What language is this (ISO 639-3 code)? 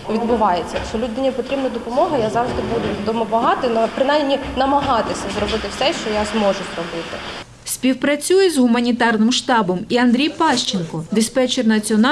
ukr